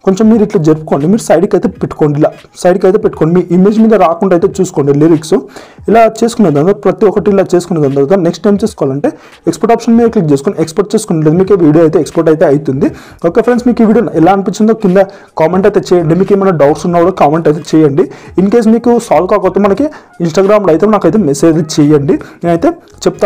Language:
Telugu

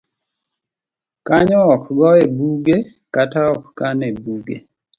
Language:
Luo (Kenya and Tanzania)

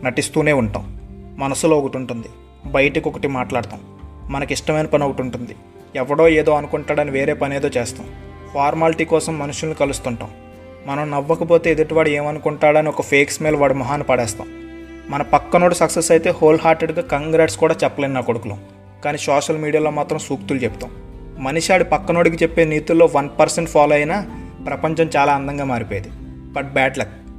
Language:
Telugu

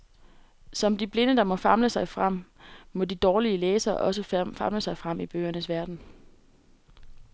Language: Danish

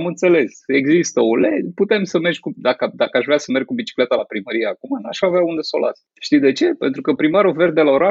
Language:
Romanian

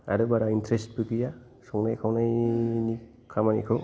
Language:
Bodo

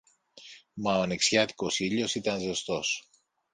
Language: Greek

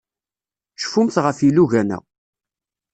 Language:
Kabyle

